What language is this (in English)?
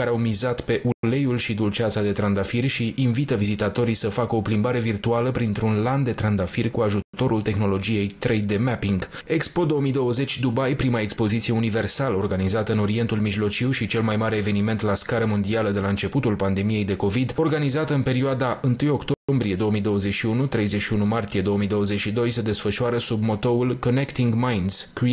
Romanian